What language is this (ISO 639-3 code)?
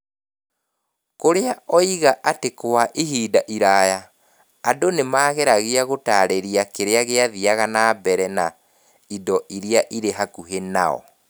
kik